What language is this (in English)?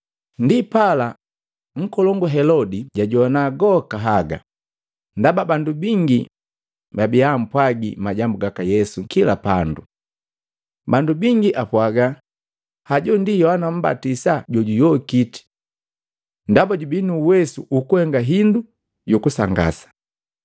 Matengo